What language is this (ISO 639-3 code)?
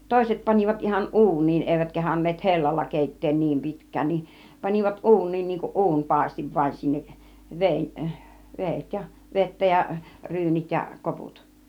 fin